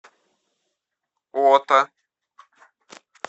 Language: Russian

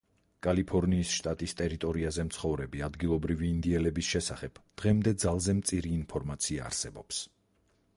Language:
Georgian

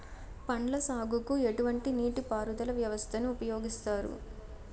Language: Telugu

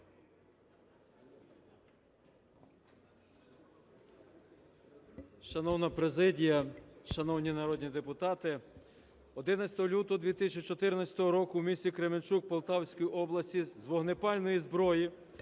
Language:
Ukrainian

